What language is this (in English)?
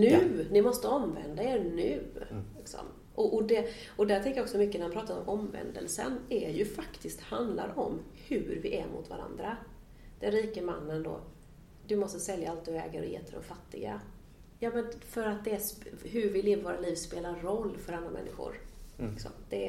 Swedish